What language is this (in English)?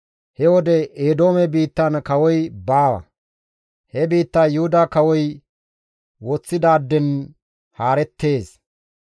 Gamo